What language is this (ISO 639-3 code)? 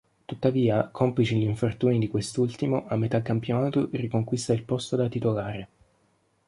ita